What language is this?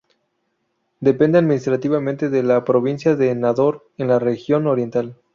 Spanish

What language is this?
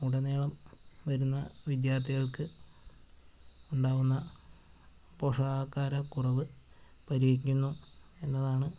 Malayalam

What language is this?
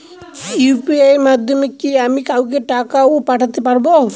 Bangla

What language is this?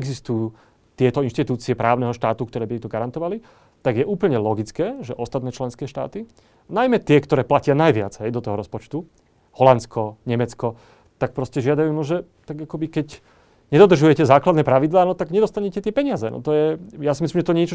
Slovak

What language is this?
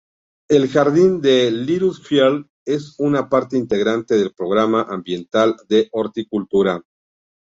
Spanish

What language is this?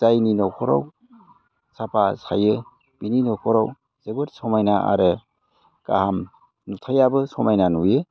Bodo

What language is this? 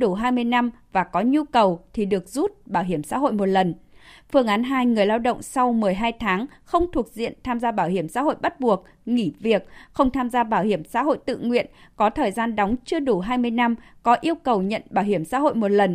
Vietnamese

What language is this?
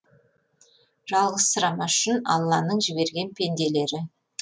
Kazakh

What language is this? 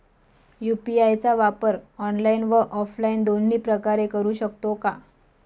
Marathi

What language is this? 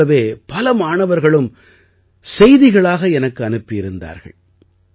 Tamil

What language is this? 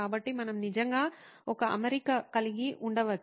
Telugu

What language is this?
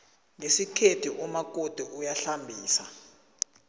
South Ndebele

